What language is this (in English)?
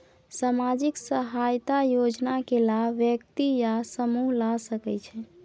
Maithili